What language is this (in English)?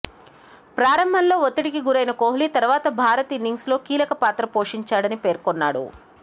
Telugu